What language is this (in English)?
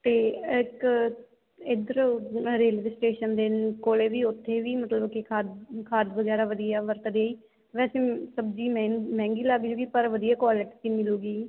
Punjabi